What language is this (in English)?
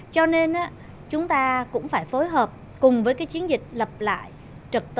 Vietnamese